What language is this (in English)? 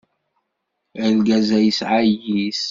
Kabyle